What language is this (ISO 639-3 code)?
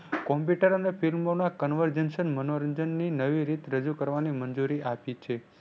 guj